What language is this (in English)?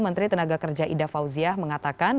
Indonesian